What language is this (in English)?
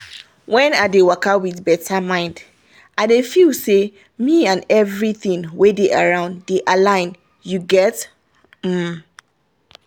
Nigerian Pidgin